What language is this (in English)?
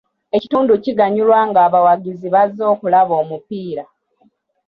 Ganda